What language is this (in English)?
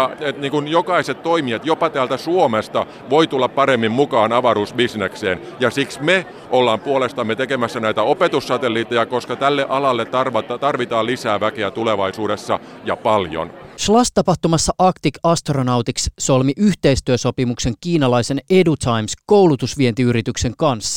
Finnish